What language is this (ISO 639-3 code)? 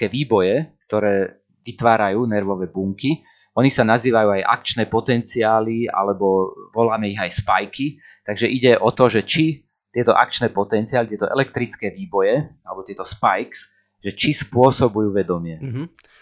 slk